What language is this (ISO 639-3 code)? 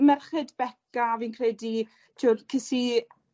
cym